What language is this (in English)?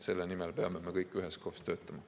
Estonian